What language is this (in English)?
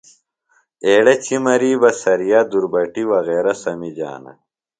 Phalura